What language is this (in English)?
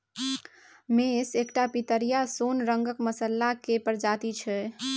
Maithili